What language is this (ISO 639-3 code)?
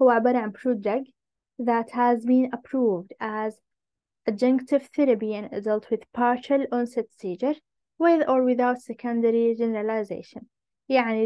ara